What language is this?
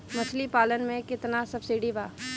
Bhojpuri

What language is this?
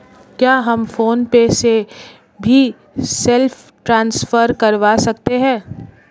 Hindi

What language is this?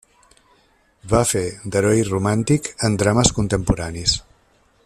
Catalan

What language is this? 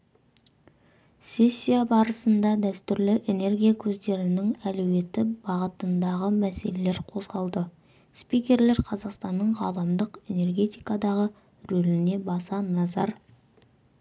Kazakh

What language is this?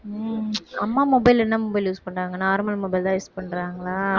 Tamil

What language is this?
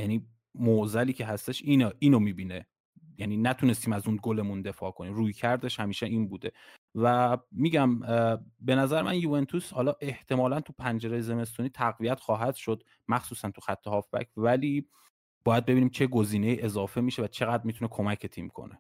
Persian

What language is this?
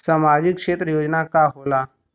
Bhojpuri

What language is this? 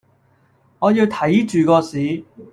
Cantonese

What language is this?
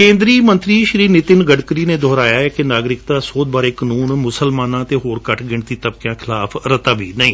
Punjabi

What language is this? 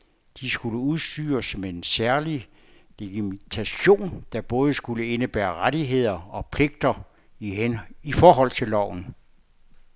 Danish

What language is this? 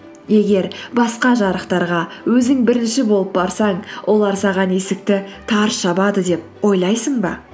Kazakh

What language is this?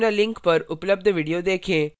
Hindi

